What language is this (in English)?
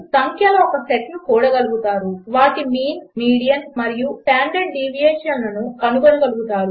Telugu